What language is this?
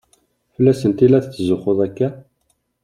Kabyle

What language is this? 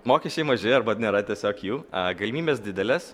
Lithuanian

